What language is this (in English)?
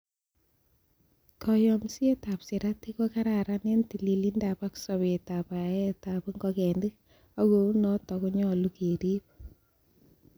Kalenjin